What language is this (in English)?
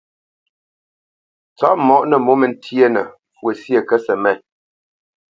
Bamenyam